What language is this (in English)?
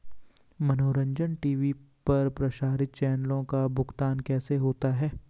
Hindi